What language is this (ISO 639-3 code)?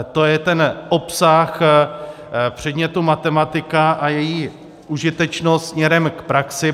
ces